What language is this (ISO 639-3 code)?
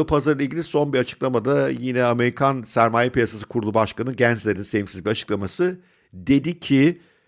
tur